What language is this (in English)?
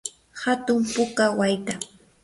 Yanahuanca Pasco Quechua